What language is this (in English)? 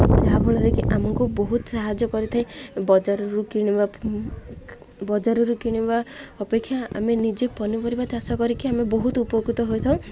Odia